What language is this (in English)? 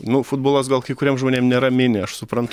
Lithuanian